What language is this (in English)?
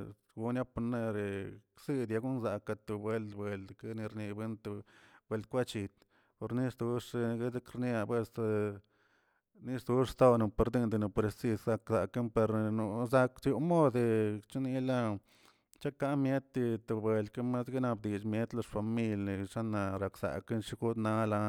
Tilquiapan Zapotec